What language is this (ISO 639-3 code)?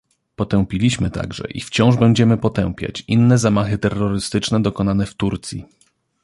pol